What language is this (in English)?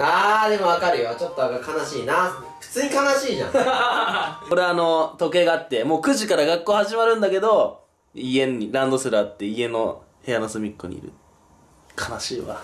Japanese